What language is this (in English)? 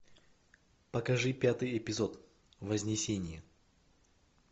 Russian